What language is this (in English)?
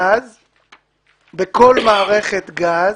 Hebrew